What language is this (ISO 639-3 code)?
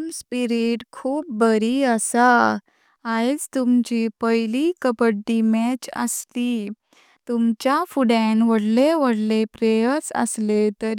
kok